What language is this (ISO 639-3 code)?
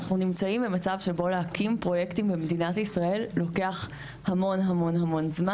heb